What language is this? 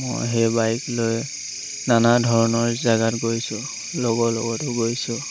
Assamese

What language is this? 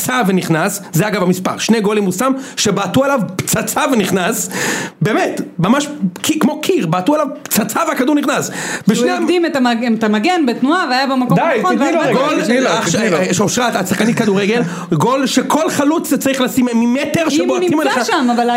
Hebrew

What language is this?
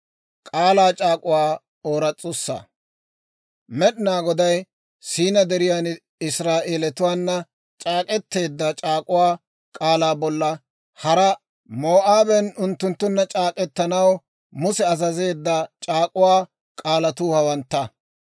Dawro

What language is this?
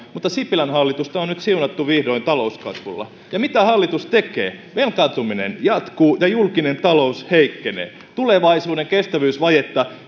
Finnish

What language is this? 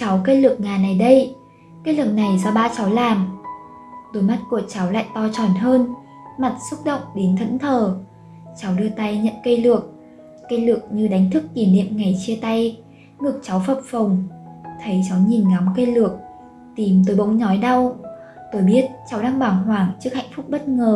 Vietnamese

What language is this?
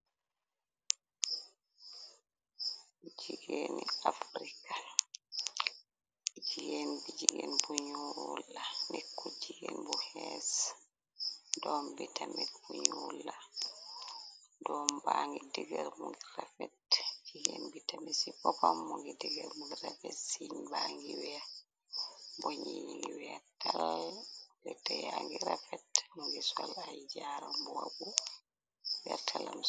Wolof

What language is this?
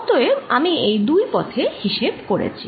Bangla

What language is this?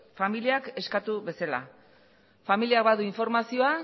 Basque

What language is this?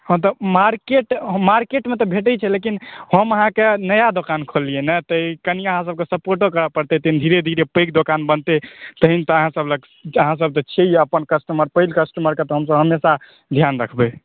Maithili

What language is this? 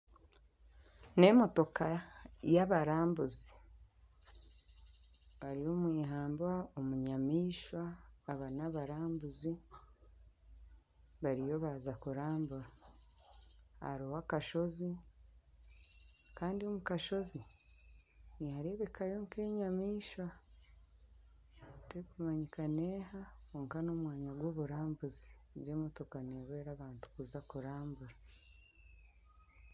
Nyankole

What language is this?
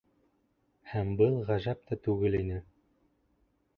Bashkir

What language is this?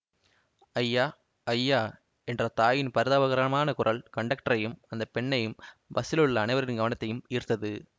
Tamil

